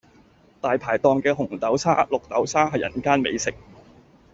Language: Cantonese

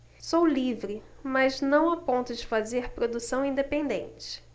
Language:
Portuguese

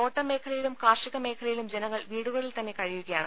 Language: Malayalam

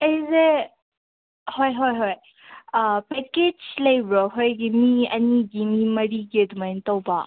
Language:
Manipuri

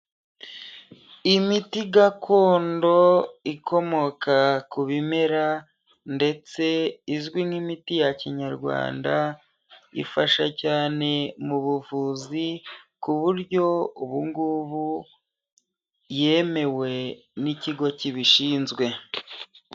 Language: Kinyarwanda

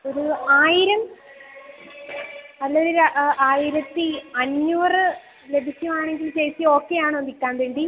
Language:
Malayalam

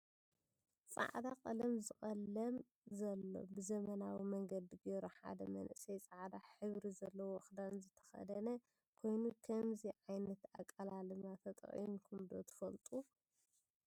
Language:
Tigrinya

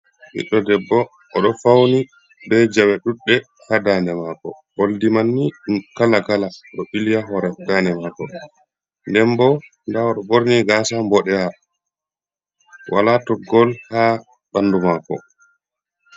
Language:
Fula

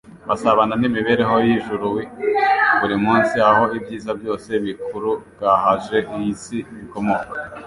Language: Kinyarwanda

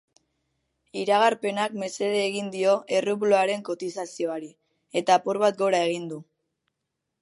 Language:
Basque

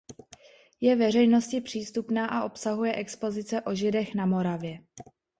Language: Czech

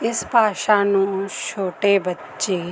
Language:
Punjabi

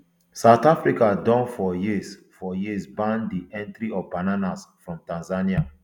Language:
Nigerian Pidgin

